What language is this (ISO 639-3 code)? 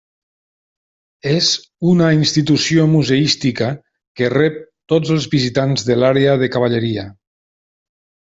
cat